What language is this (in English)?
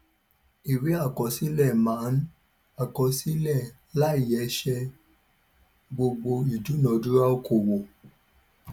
Yoruba